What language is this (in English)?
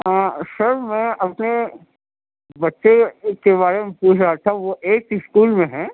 Urdu